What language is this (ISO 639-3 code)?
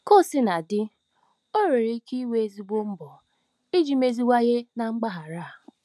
ibo